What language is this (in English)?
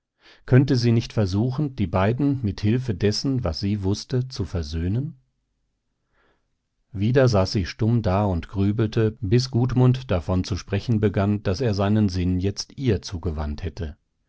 German